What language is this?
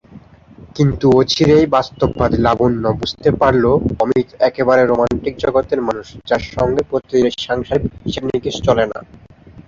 Bangla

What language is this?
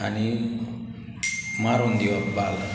Konkani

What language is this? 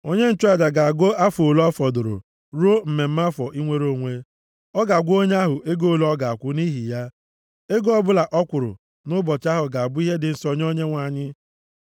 Igbo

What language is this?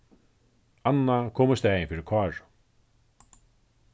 Faroese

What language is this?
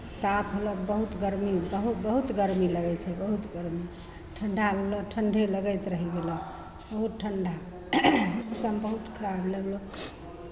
Maithili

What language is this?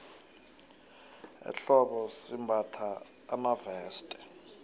South Ndebele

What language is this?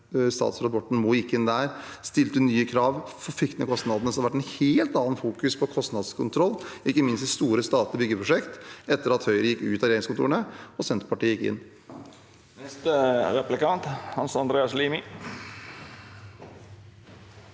Norwegian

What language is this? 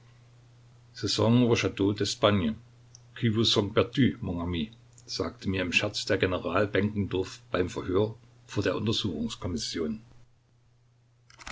German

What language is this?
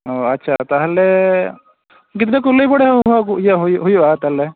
Santali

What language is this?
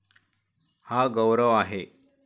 Marathi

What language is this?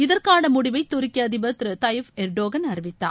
Tamil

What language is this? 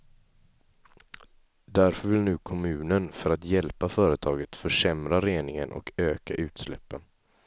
Swedish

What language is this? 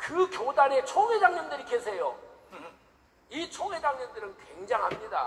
Korean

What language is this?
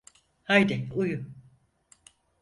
Turkish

